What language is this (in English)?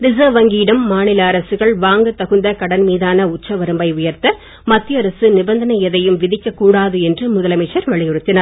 Tamil